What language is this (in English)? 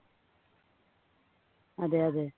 Malayalam